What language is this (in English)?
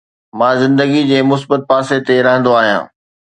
Sindhi